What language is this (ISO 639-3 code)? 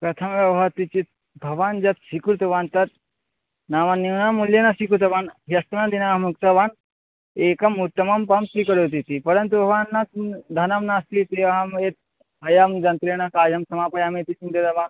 san